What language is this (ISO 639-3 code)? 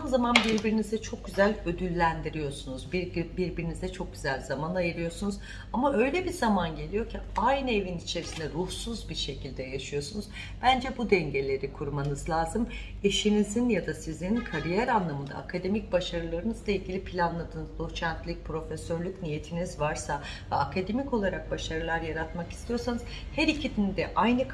tur